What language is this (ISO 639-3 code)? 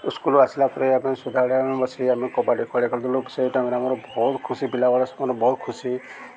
ori